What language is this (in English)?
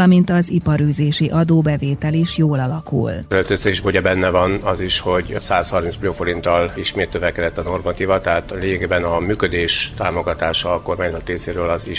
Hungarian